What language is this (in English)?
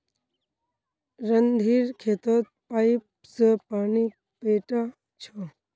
Magahi